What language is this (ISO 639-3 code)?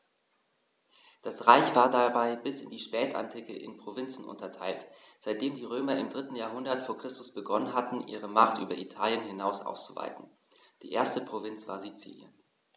deu